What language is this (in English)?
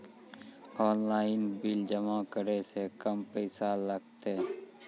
Maithili